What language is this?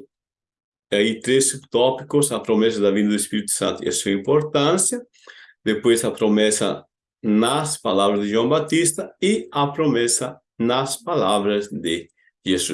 Portuguese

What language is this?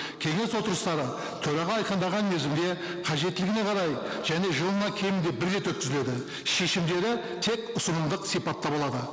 Kazakh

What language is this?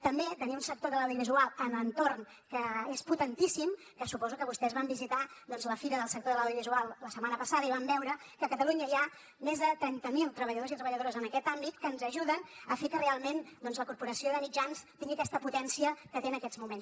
Catalan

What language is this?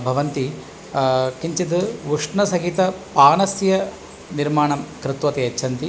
Sanskrit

